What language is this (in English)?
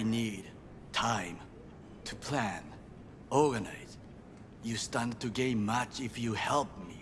Turkish